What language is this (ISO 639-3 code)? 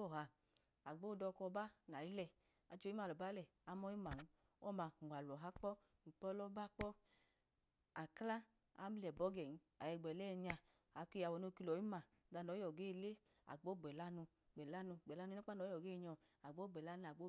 idu